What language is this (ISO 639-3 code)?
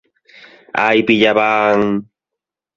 glg